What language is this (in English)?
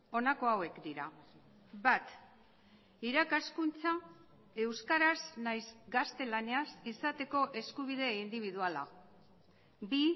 Basque